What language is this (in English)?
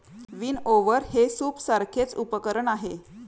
Marathi